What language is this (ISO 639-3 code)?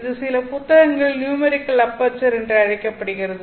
tam